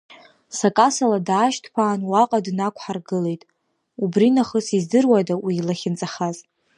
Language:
Abkhazian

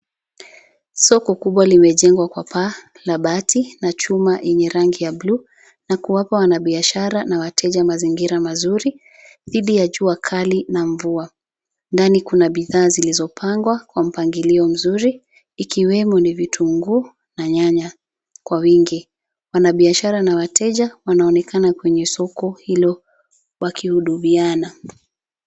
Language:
Swahili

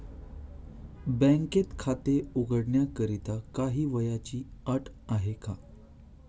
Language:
Marathi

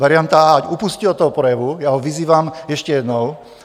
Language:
Czech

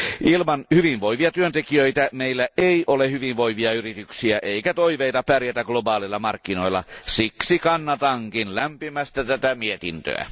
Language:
Finnish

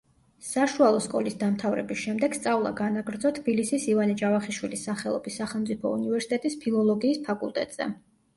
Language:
Georgian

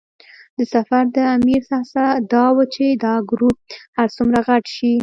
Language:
Pashto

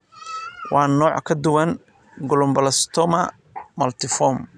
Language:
Somali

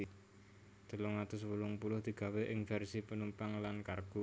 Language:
Javanese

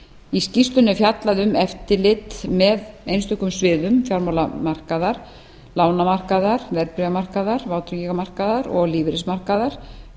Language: Icelandic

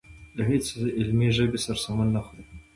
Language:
Pashto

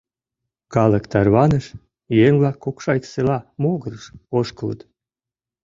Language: Mari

